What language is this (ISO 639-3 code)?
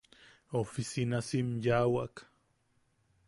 yaq